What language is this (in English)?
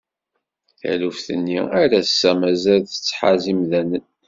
Kabyle